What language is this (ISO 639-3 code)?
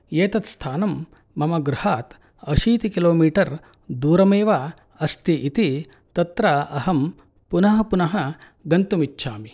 san